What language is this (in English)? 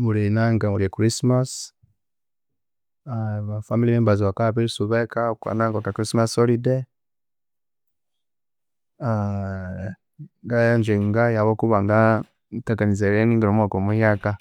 Konzo